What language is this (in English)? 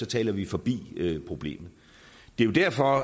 Danish